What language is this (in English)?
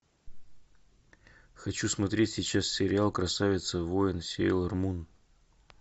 Russian